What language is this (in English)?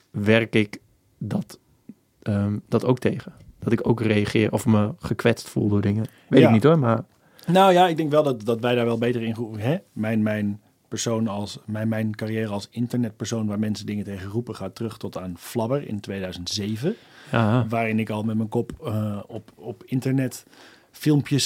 Dutch